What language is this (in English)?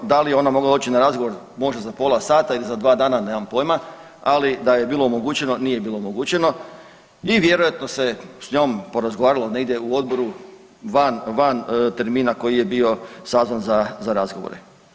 Croatian